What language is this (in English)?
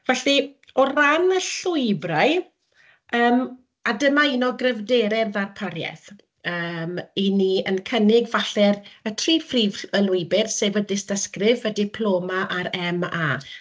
Welsh